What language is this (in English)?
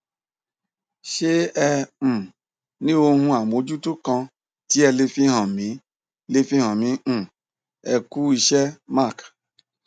Yoruba